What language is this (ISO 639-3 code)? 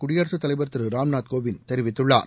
tam